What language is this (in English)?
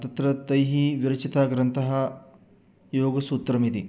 Sanskrit